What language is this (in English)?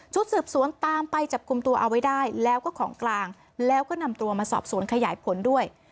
Thai